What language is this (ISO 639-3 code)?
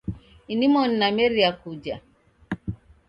dav